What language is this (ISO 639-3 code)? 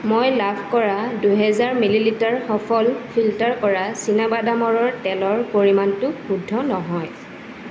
asm